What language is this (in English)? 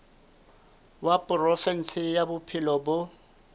Southern Sotho